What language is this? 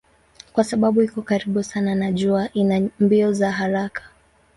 Swahili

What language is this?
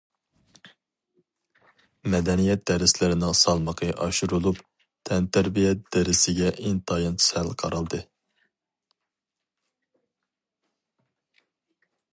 Uyghur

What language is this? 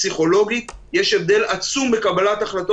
Hebrew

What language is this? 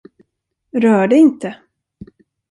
Swedish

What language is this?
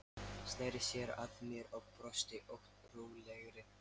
Icelandic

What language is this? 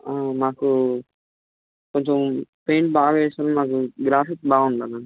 Telugu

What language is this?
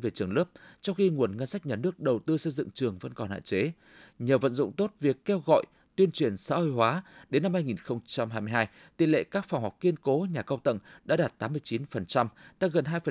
Vietnamese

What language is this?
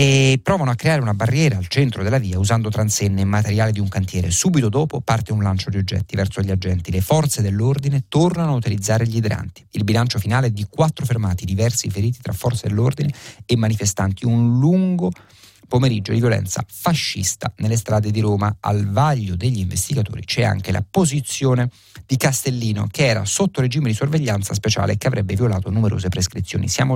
Italian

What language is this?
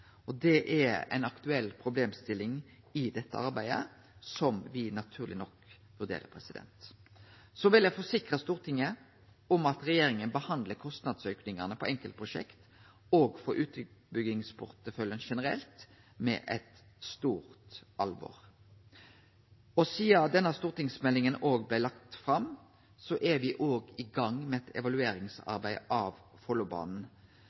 Norwegian Nynorsk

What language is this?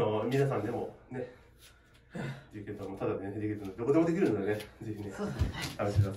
Japanese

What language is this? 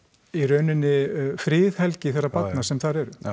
Icelandic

